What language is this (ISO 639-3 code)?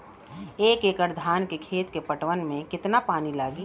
bho